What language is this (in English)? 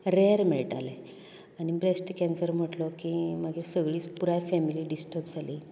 Konkani